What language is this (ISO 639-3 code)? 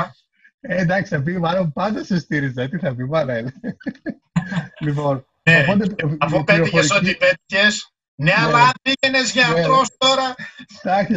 ell